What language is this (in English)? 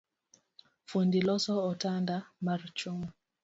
Luo (Kenya and Tanzania)